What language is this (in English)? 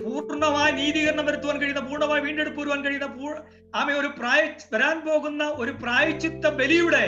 Malayalam